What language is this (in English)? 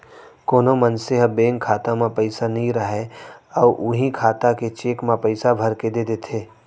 Chhattisgarhi